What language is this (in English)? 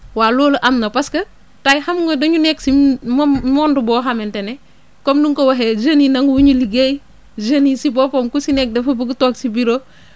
Wolof